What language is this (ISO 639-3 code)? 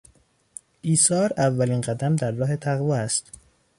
fas